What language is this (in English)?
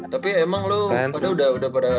Indonesian